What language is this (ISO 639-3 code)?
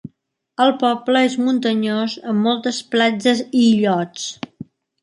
cat